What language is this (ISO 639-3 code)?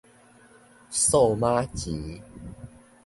nan